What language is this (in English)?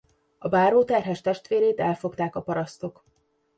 Hungarian